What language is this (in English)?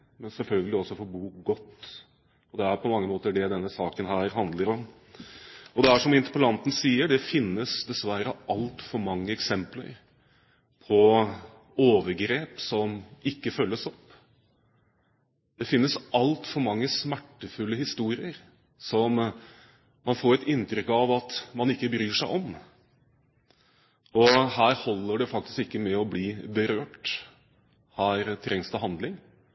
Norwegian Bokmål